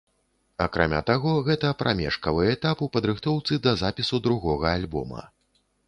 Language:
Belarusian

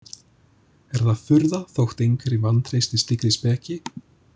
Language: Icelandic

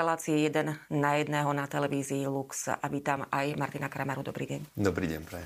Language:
Slovak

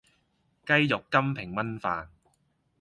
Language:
Cantonese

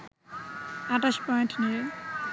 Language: Bangla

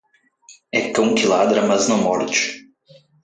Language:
Portuguese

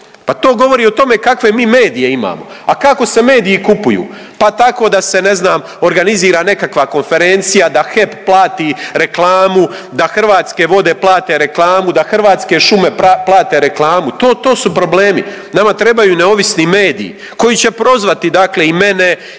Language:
Croatian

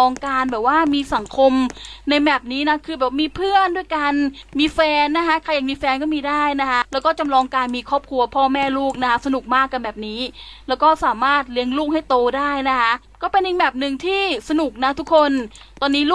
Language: Thai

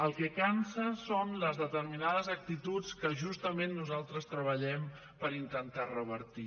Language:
Catalan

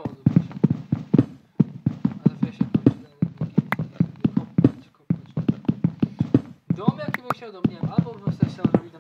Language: Polish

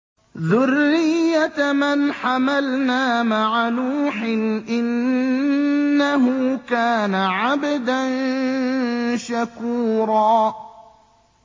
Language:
Arabic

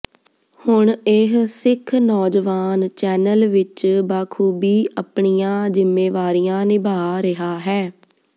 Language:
Punjabi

